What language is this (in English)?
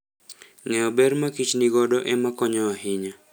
Luo (Kenya and Tanzania)